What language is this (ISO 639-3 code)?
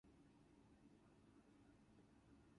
eng